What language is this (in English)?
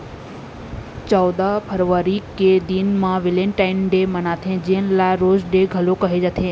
Chhattisgarhi